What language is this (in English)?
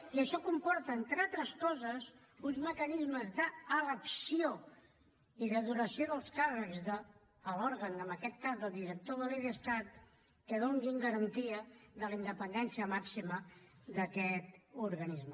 Catalan